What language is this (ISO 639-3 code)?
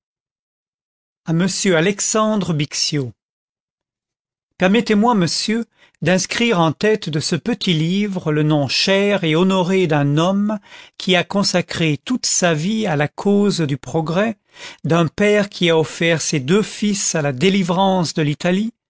fra